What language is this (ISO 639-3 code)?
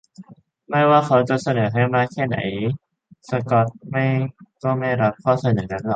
tha